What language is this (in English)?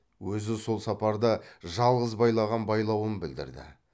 Kazakh